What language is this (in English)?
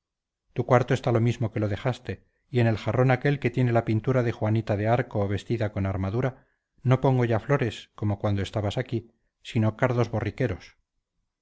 Spanish